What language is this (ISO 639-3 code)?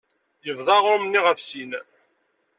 kab